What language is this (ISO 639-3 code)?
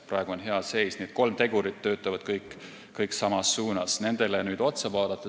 est